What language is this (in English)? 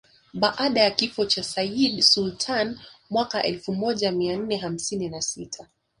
Swahili